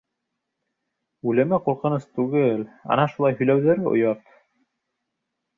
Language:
Bashkir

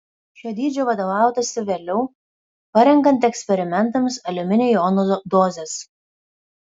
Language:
Lithuanian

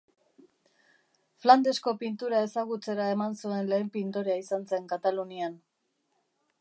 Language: Basque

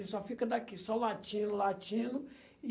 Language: Portuguese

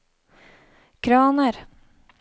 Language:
Norwegian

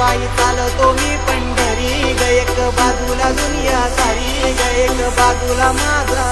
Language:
Arabic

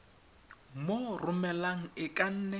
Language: Tswana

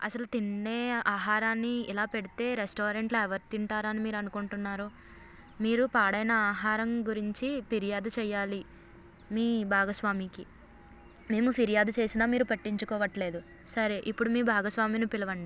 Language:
Telugu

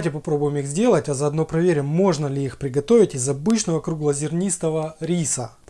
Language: Russian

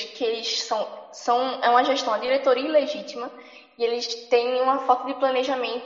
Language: Portuguese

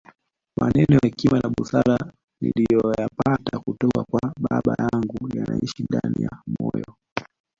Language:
Swahili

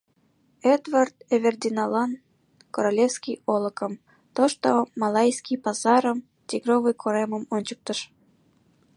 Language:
Mari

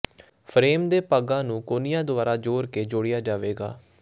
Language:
Punjabi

